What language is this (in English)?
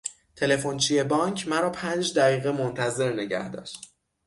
Persian